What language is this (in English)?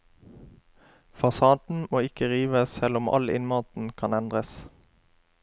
Norwegian